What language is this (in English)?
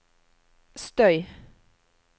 Norwegian